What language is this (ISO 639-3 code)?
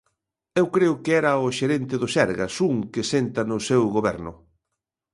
glg